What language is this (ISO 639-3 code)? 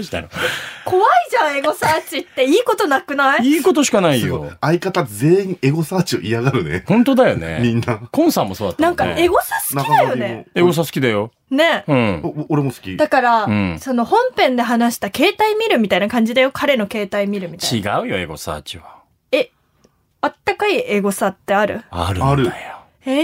jpn